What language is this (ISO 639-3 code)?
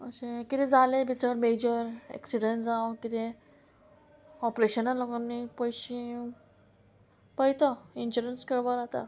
kok